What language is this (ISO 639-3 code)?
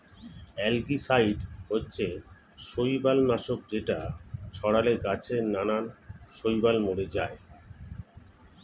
ben